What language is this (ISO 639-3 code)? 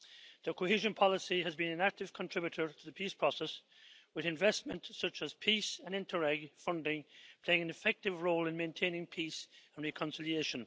eng